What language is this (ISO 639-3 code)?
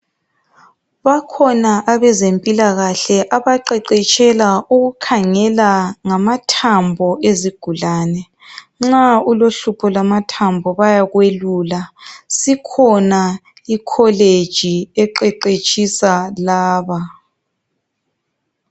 nde